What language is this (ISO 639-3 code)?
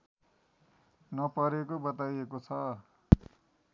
nep